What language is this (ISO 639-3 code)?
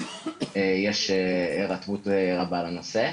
heb